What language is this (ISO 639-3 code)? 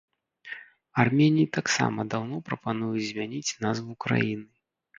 bel